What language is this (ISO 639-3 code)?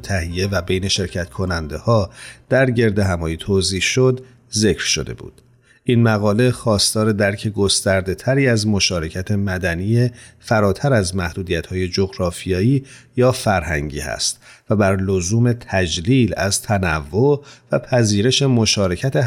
fas